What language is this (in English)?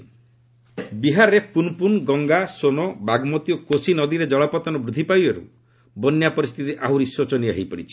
Odia